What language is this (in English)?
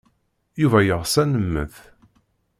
Kabyle